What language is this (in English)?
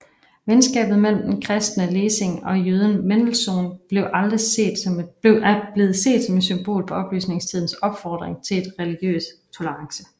Danish